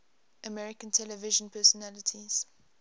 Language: English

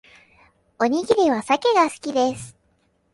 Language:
Japanese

